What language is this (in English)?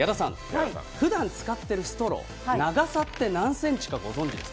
Japanese